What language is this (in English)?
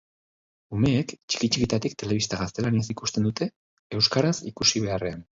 Basque